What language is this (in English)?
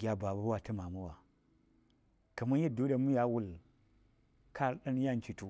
Saya